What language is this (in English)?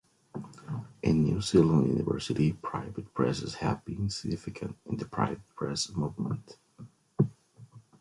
English